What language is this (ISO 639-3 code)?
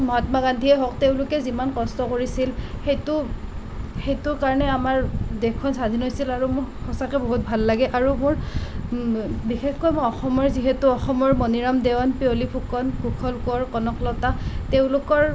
asm